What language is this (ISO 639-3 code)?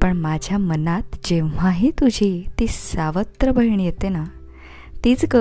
mar